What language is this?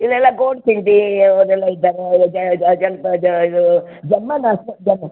Kannada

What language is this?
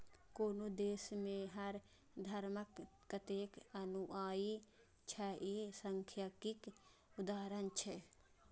Maithili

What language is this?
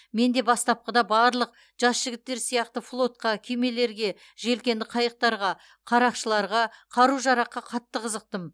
Kazakh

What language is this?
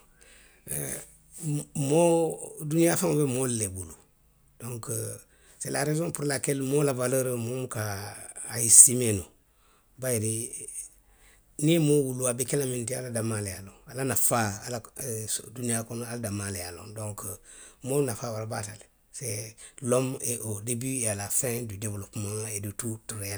Western Maninkakan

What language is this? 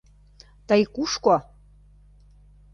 Mari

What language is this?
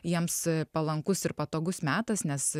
Lithuanian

